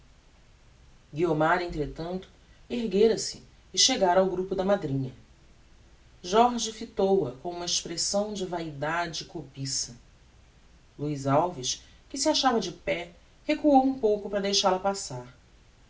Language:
Portuguese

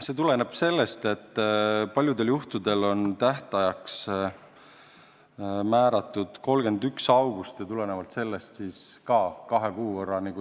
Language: Estonian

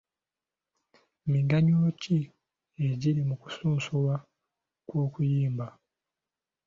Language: Ganda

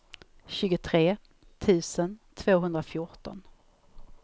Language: Swedish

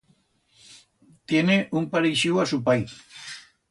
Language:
Aragonese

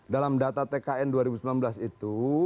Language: Indonesian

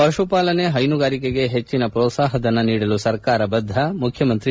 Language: Kannada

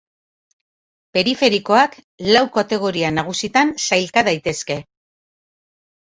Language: Basque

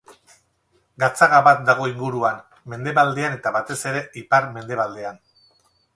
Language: Basque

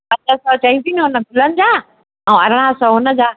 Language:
Sindhi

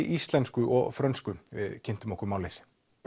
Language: Icelandic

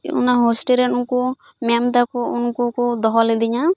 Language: Santali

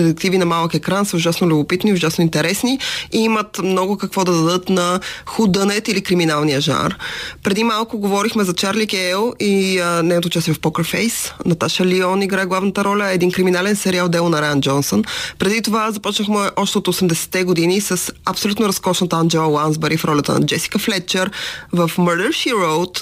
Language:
Bulgarian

